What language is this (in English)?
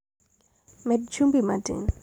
Luo (Kenya and Tanzania)